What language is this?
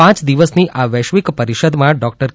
Gujarati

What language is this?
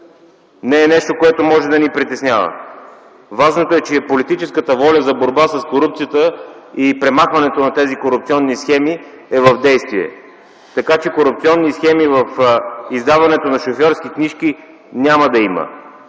Bulgarian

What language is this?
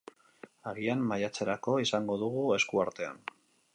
Basque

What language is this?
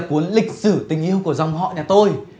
Vietnamese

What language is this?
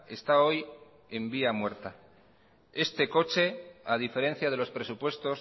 Spanish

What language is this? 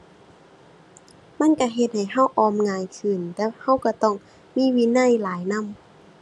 Thai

